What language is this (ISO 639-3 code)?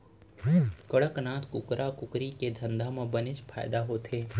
hne